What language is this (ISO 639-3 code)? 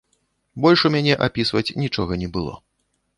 bel